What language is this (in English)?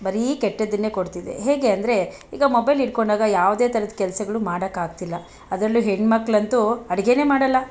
Kannada